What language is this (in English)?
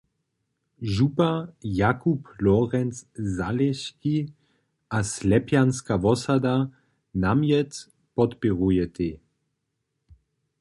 Upper Sorbian